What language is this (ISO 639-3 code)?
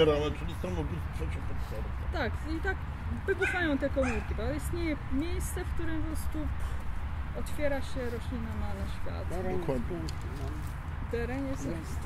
pol